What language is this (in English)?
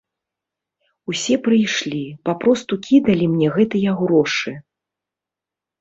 Belarusian